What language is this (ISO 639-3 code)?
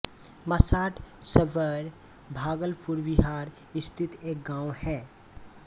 hin